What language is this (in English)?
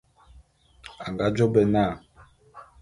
Bulu